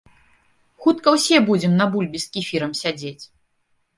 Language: Belarusian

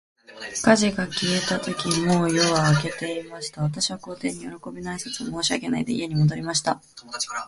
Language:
Japanese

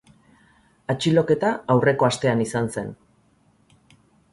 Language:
Basque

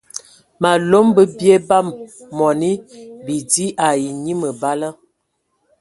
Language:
Ewondo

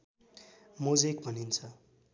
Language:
Nepali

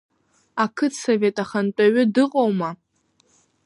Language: Abkhazian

